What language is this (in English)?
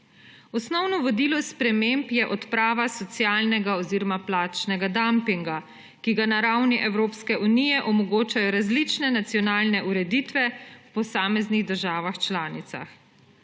Slovenian